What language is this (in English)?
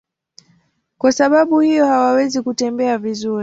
Swahili